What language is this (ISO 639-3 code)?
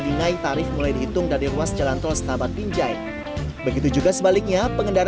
ind